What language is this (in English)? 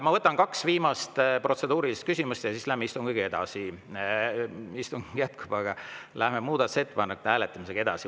Estonian